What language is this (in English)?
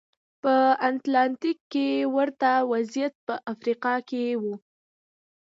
Pashto